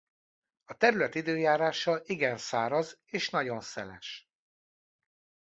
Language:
Hungarian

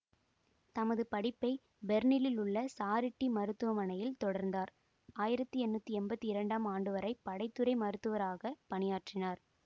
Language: Tamil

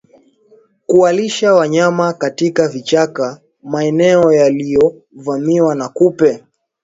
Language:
Swahili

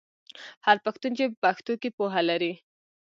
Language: Pashto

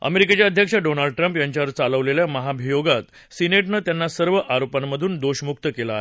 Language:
Marathi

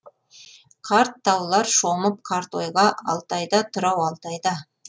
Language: Kazakh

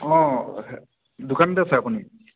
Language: Assamese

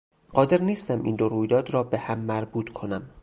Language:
Persian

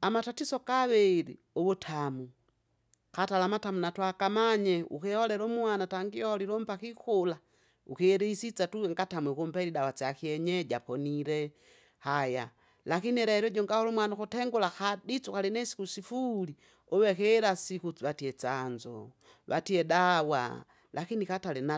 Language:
Kinga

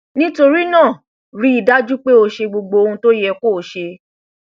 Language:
Yoruba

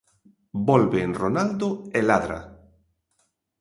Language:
Galician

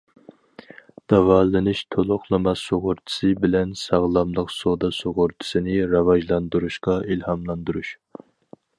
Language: Uyghur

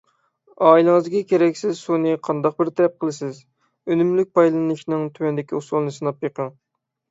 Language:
Uyghur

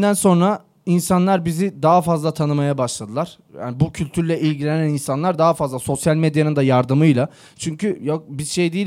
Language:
Turkish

